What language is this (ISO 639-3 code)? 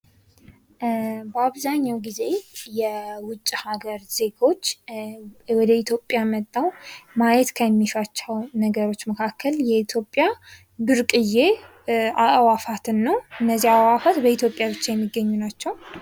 amh